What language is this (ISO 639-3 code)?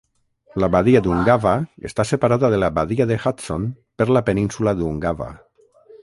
cat